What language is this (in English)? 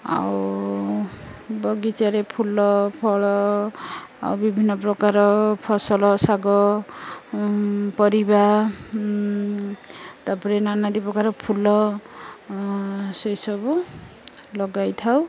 Odia